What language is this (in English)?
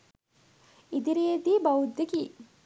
Sinhala